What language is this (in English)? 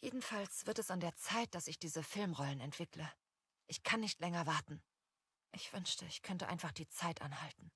German